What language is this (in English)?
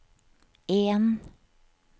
Norwegian